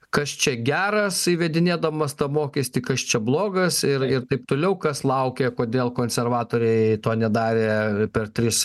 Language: Lithuanian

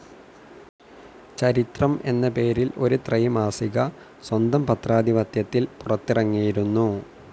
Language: Malayalam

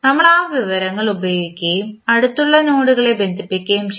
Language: Malayalam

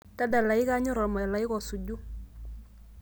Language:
Masai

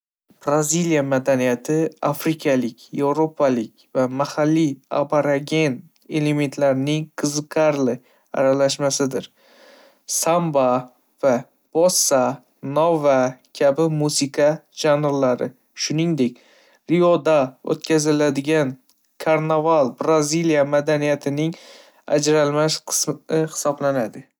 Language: Uzbek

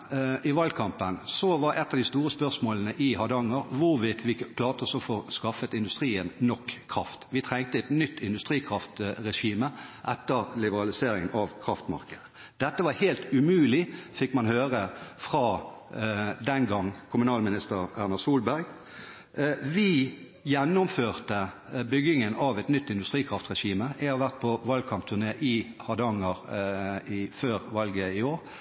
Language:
Norwegian Bokmål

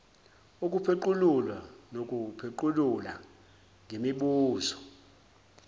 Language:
Zulu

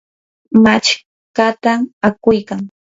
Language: Yanahuanca Pasco Quechua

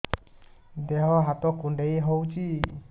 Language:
Odia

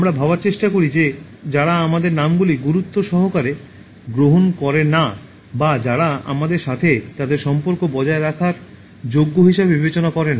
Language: Bangla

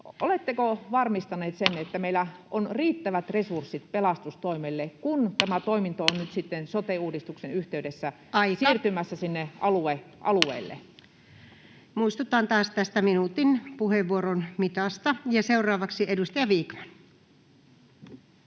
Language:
Finnish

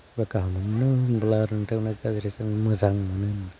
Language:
Bodo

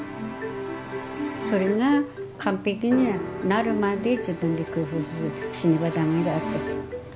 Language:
Japanese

